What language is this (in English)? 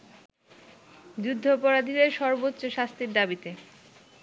Bangla